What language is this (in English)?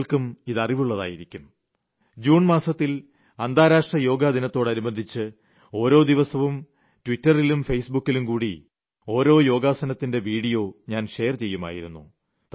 Malayalam